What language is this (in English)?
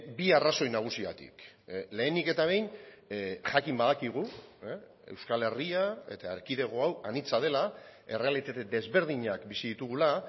Basque